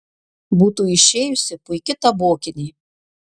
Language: Lithuanian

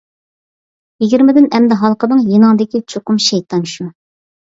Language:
Uyghur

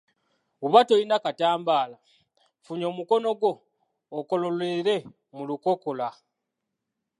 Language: Ganda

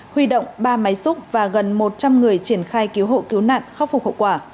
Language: Vietnamese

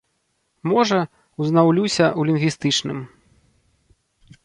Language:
Belarusian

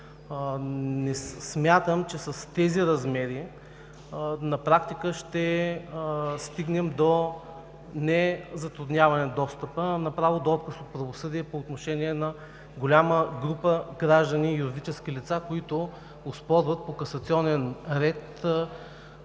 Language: Bulgarian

